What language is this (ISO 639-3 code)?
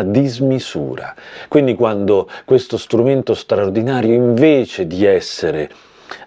ita